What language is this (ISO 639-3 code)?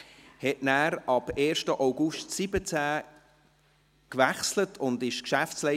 gsw